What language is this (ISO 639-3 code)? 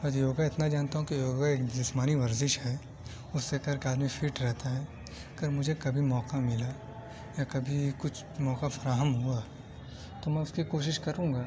urd